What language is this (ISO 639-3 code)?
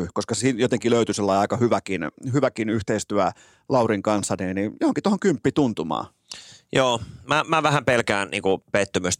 fin